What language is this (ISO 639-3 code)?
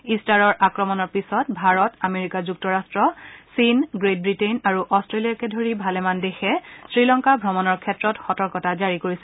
asm